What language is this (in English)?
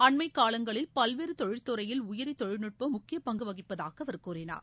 Tamil